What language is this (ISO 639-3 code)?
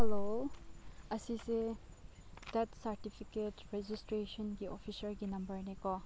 mni